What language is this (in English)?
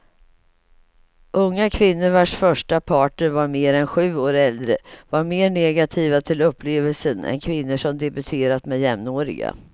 Swedish